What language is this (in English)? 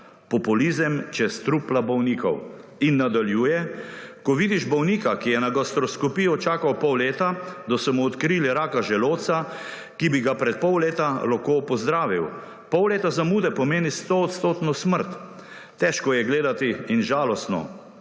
Slovenian